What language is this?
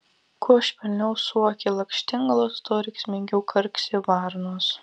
Lithuanian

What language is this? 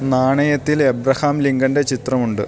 Malayalam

